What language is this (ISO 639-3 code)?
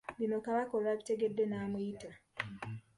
lug